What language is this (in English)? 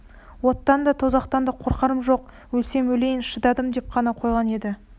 Kazakh